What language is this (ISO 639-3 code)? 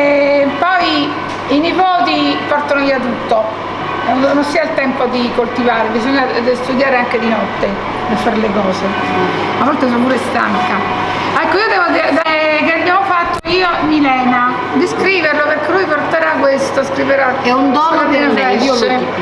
ita